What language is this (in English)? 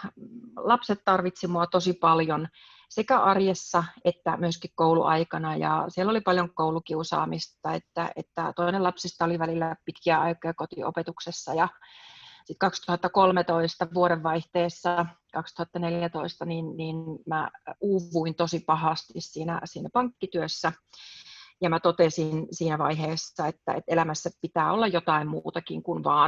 Finnish